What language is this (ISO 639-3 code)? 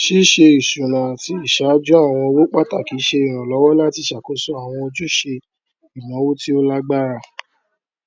yor